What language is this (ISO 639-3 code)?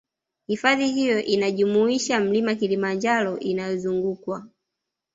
swa